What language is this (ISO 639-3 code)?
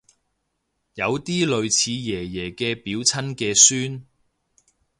yue